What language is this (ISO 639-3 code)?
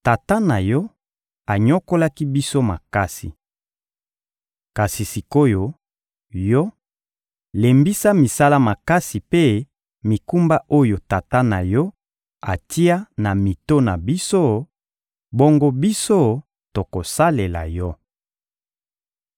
lin